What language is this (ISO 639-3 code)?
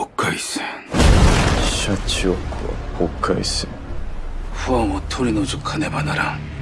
kor